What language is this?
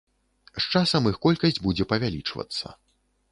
Belarusian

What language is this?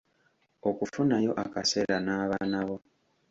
Ganda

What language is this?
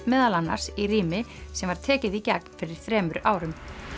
Icelandic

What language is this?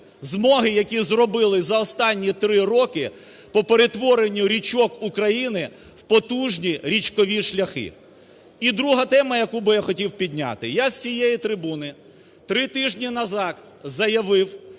Ukrainian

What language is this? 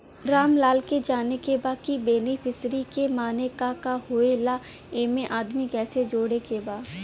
Bhojpuri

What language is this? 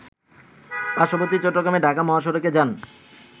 Bangla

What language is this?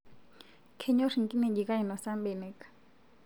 Masai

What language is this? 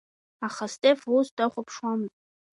Abkhazian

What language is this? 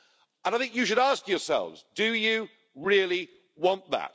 English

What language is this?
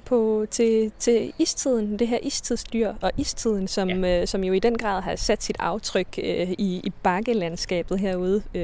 Danish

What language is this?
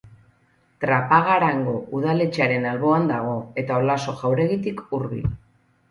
Basque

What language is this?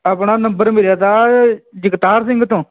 Punjabi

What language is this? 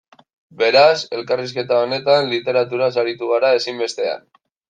Basque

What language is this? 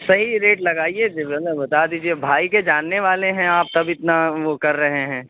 Urdu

